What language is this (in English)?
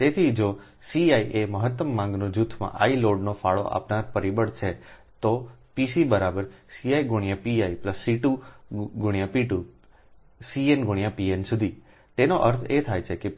Gujarati